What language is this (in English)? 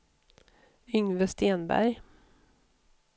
Swedish